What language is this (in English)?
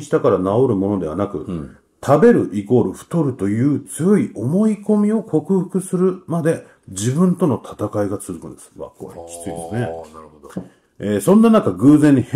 Japanese